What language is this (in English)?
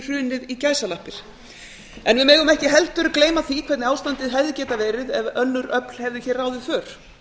Icelandic